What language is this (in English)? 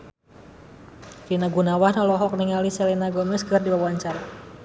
Sundanese